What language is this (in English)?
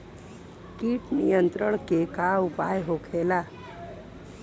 Bhojpuri